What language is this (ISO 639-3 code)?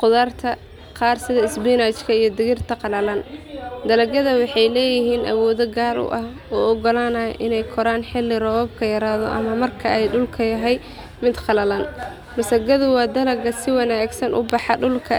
som